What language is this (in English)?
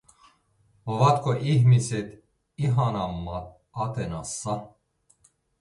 Finnish